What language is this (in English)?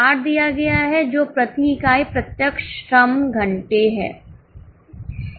Hindi